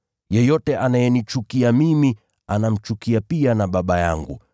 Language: Swahili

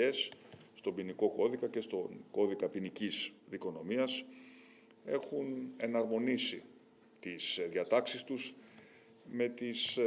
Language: Greek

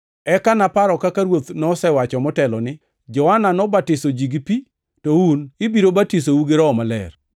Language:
Luo (Kenya and Tanzania)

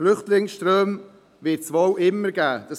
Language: Swiss German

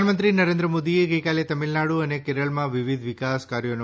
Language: Gujarati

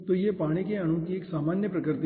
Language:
Hindi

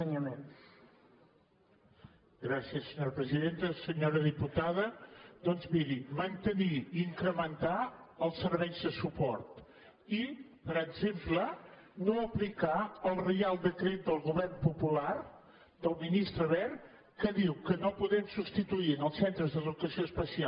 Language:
Catalan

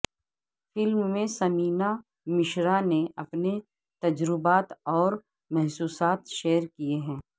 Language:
Urdu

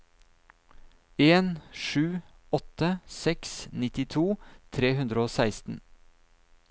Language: Norwegian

